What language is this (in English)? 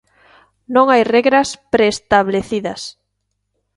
Galician